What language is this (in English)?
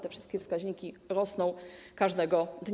Polish